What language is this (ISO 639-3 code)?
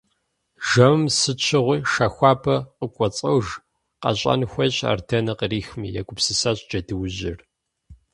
kbd